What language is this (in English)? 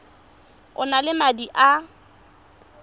Tswana